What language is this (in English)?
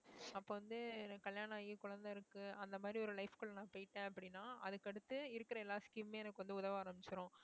Tamil